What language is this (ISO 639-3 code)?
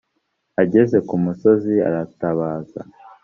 kin